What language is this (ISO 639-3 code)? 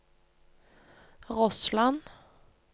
nor